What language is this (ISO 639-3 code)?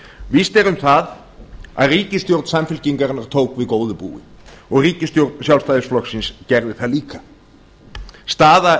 isl